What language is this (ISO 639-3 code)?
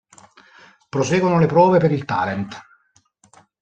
ita